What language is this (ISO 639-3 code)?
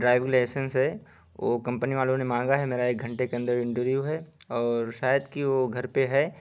urd